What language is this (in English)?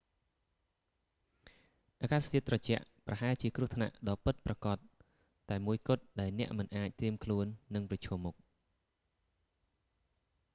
Khmer